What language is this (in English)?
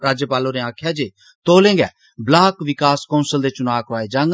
Dogri